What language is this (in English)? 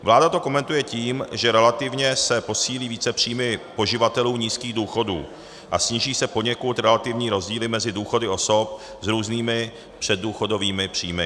Czech